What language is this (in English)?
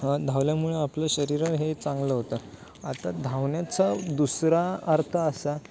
Marathi